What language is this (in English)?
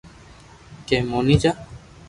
Loarki